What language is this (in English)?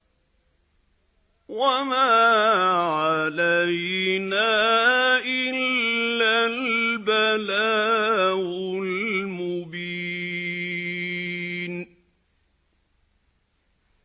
Arabic